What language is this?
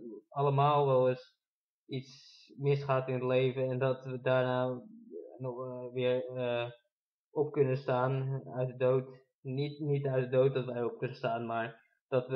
Dutch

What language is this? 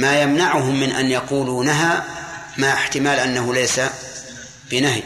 Arabic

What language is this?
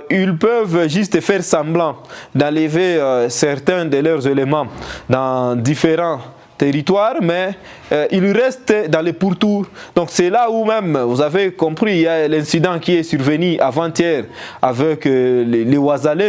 French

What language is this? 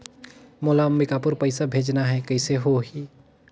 Chhattisgarhi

